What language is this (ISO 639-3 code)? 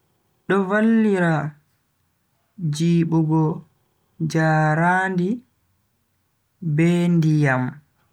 fui